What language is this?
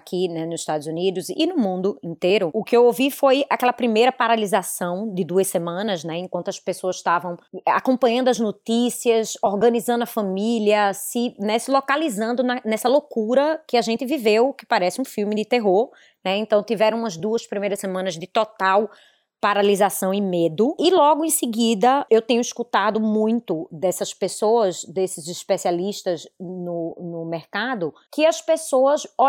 Portuguese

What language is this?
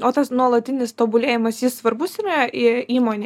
Lithuanian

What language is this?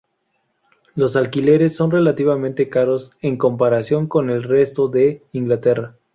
Spanish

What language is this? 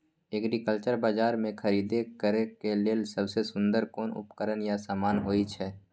Maithili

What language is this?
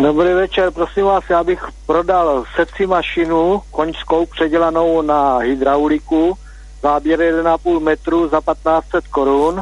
Czech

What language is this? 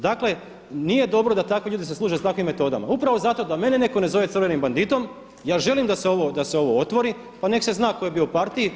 Croatian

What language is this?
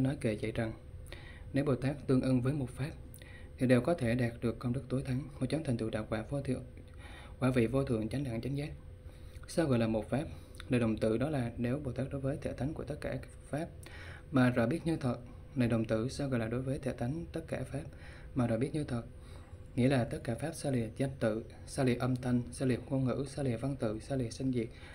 Vietnamese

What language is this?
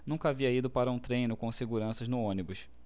Portuguese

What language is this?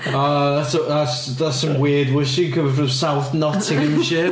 English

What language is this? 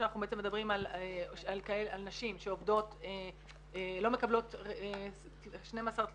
Hebrew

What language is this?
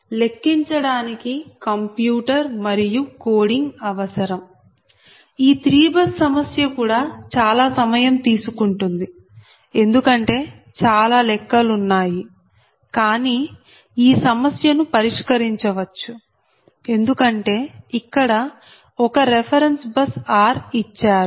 Telugu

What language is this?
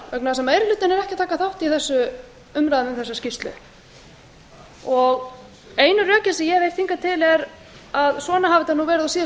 Icelandic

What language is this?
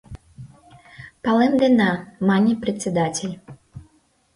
Mari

